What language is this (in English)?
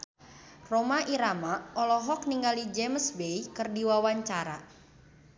Sundanese